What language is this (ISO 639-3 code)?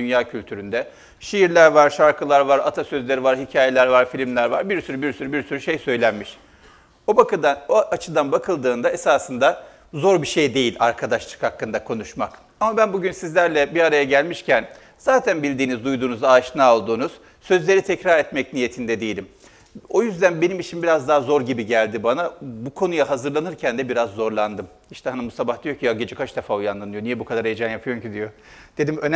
tur